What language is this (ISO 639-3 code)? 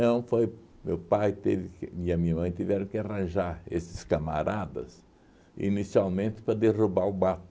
por